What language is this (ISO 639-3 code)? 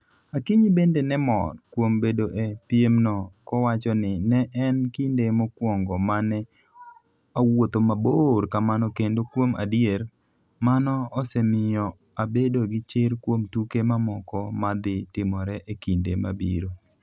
luo